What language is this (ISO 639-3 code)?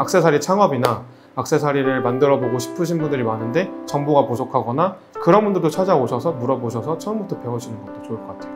kor